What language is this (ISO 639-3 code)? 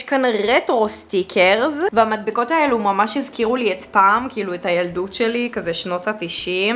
heb